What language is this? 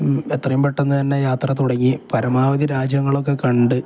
Malayalam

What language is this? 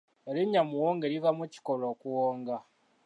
Ganda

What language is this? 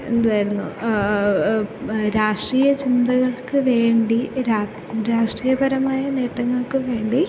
Malayalam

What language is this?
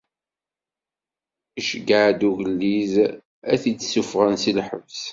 Kabyle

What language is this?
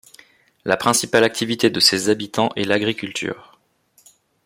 French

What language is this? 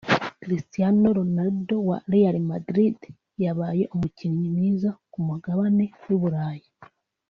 Kinyarwanda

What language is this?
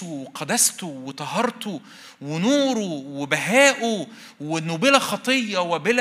Arabic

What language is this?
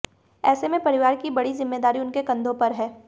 Hindi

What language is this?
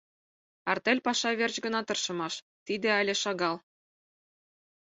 Mari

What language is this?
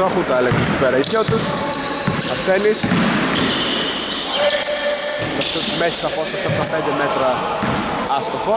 Greek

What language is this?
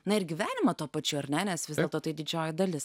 Lithuanian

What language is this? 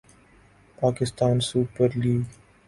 Urdu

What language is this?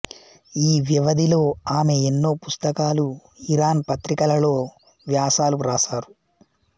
Telugu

